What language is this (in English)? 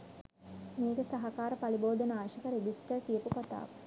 Sinhala